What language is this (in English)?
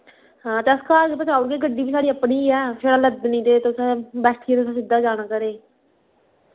Dogri